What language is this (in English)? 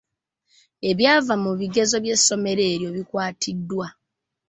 Ganda